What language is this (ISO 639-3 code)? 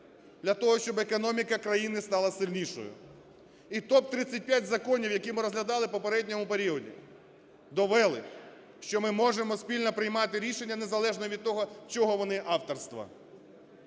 ukr